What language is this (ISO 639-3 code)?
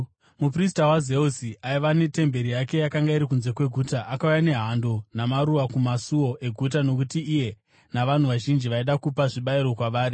sna